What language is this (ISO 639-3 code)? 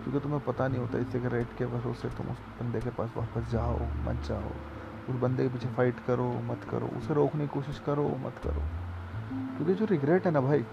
hin